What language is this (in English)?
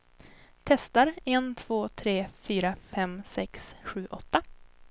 Swedish